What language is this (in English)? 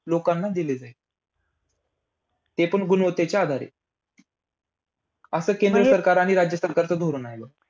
Marathi